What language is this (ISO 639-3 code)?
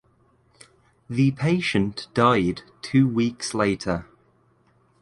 eng